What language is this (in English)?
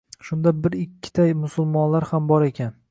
Uzbek